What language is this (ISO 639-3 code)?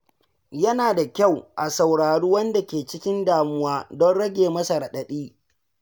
hau